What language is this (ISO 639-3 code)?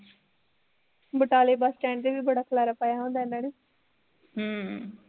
pan